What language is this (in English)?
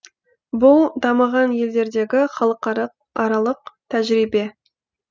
Kazakh